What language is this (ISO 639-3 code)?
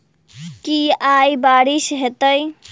mai